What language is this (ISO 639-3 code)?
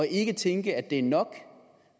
dan